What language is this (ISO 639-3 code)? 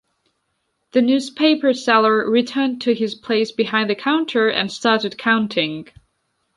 eng